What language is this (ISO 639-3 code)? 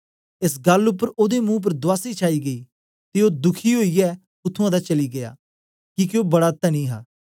doi